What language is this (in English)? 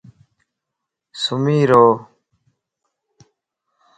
Lasi